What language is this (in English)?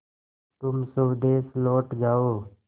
Hindi